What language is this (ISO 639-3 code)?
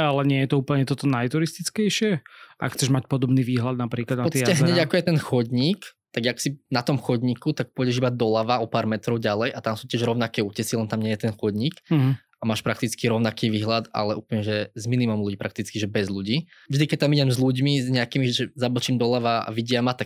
slk